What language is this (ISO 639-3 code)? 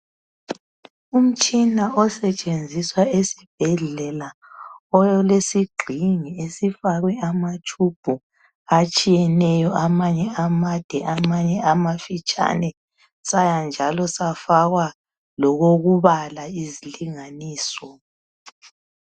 nde